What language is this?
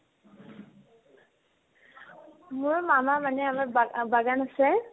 Assamese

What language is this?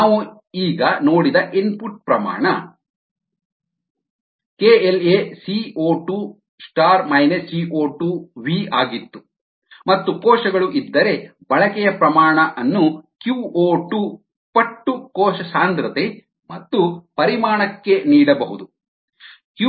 Kannada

